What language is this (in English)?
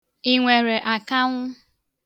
Igbo